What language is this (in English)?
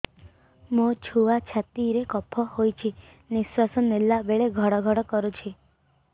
Odia